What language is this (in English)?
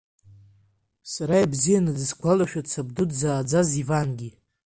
Abkhazian